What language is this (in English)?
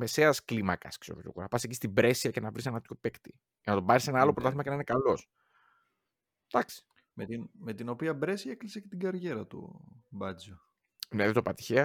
Greek